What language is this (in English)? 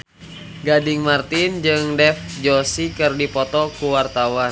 Sundanese